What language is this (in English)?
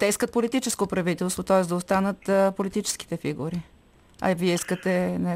Bulgarian